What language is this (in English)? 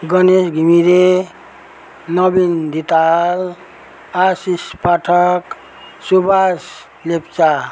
Nepali